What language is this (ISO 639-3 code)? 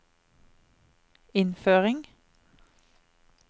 nor